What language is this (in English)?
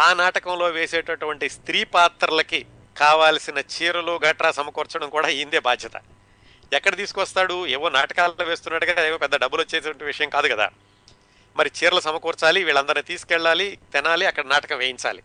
Telugu